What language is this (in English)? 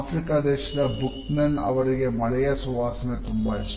Kannada